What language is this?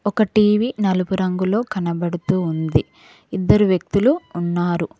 Telugu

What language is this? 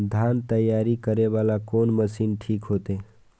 Maithili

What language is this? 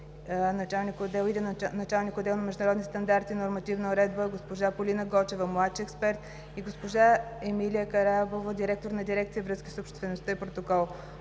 Bulgarian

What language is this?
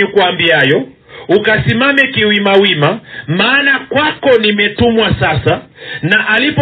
Swahili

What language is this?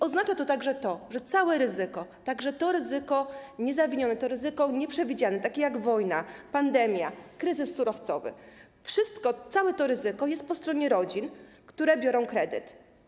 Polish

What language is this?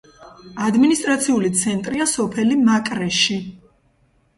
Georgian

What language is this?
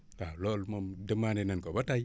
Wolof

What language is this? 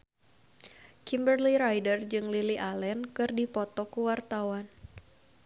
Sundanese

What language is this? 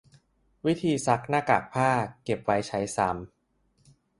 Thai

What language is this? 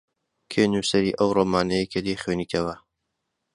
Central Kurdish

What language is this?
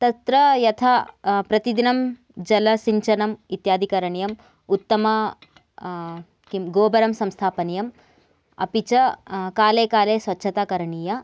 Sanskrit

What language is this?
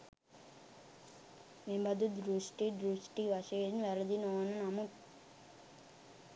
Sinhala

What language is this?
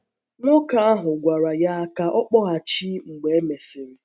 Igbo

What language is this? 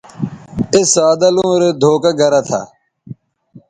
Bateri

